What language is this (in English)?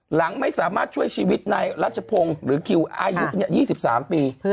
Thai